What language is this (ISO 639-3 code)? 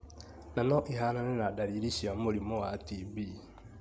kik